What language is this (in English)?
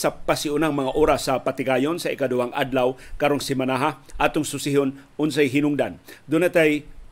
Filipino